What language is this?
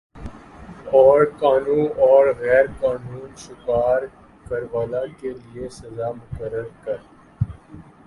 Urdu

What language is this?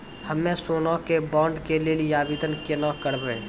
Maithili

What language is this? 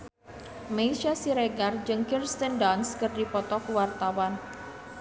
Sundanese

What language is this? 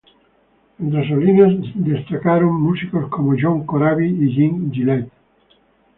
Spanish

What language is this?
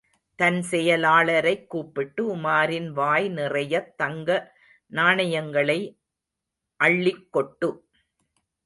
Tamil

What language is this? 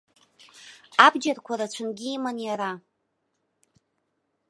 Abkhazian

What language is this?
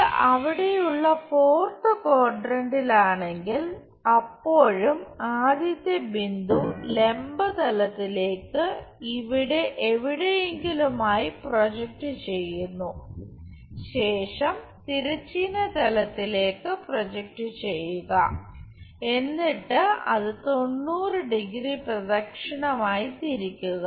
Malayalam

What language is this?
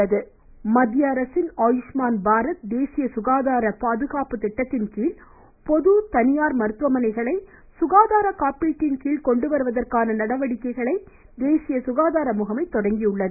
Tamil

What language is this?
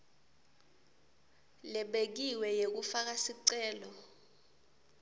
Swati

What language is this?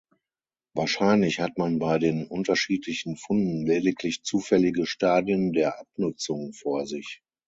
German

